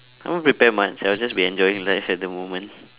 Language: English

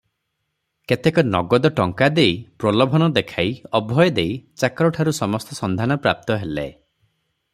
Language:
Odia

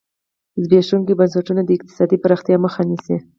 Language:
Pashto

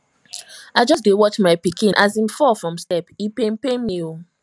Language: Nigerian Pidgin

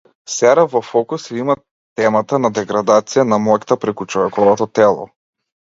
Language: Macedonian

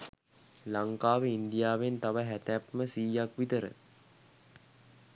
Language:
Sinhala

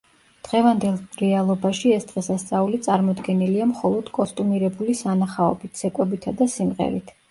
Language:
Georgian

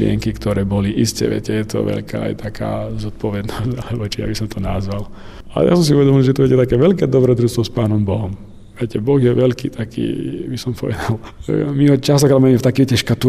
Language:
Slovak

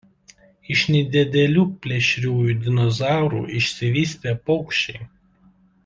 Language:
Lithuanian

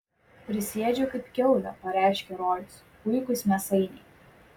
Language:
Lithuanian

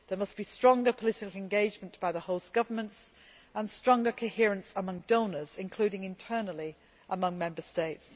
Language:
English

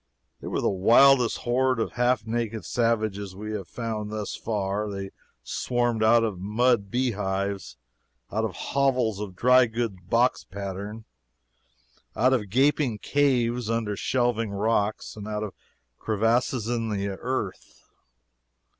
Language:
English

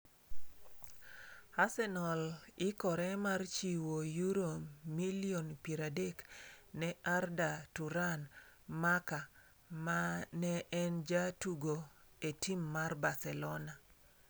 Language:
Luo (Kenya and Tanzania)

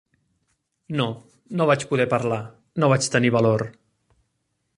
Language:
Catalan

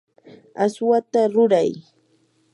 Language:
Yanahuanca Pasco Quechua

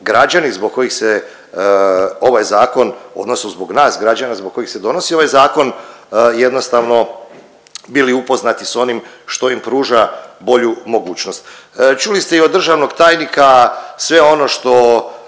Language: Croatian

